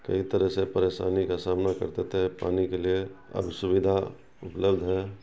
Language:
Urdu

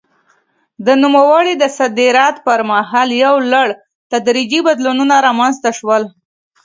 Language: Pashto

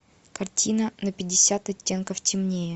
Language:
Russian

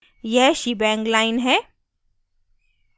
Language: Hindi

